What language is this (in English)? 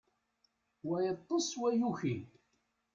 Kabyle